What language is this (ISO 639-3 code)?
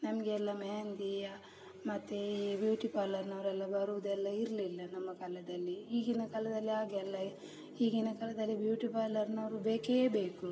kan